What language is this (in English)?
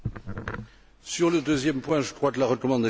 French